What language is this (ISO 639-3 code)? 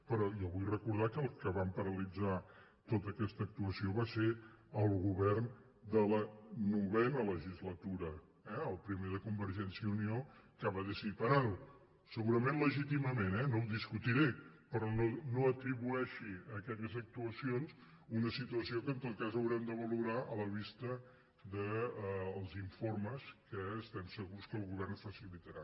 cat